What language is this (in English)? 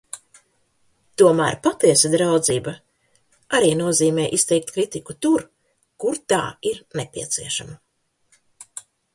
Latvian